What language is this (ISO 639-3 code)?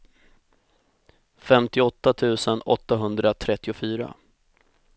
swe